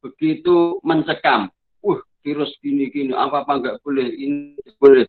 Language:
Indonesian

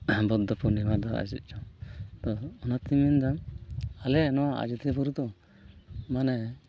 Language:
Santali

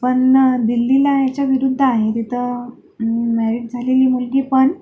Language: Marathi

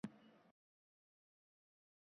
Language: Uzbek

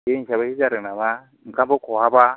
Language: Bodo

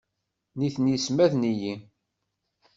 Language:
Kabyle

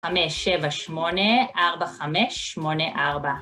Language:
Hebrew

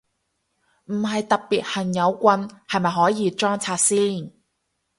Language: Cantonese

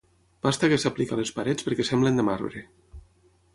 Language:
Catalan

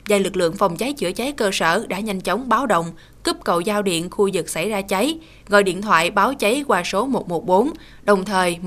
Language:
Vietnamese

